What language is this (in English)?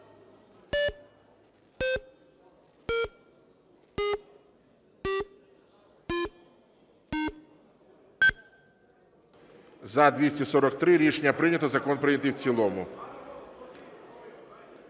Ukrainian